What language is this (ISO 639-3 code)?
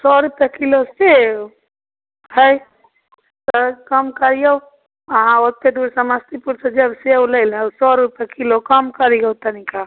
mai